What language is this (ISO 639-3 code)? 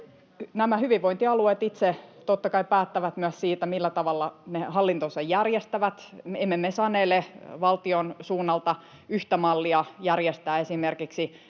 fin